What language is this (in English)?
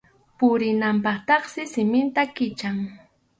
Arequipa-La Unión Quechua